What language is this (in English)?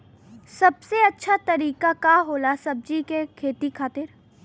Bhojpuri